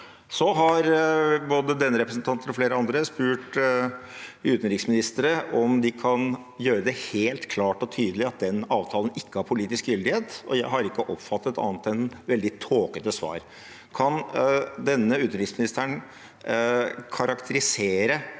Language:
Norwegian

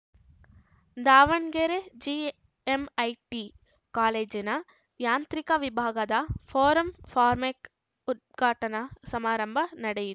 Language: Kannada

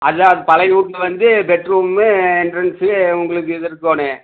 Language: Tamil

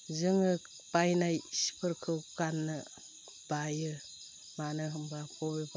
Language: Bodo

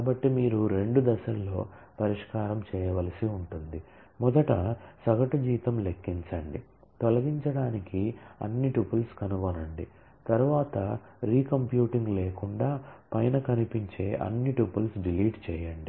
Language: Telugu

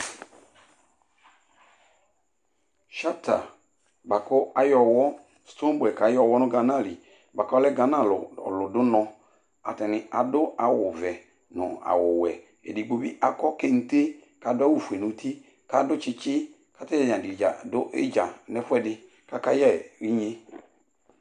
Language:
Ikposo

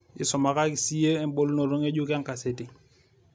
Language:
Masai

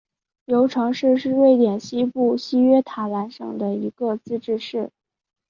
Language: Chinese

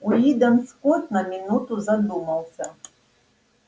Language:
Russian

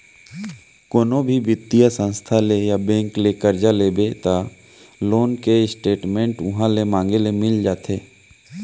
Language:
Chhattisgarhi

